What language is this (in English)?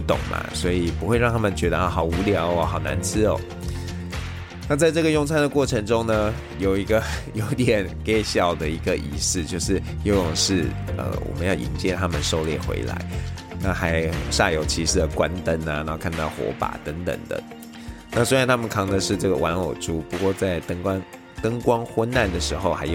Chinese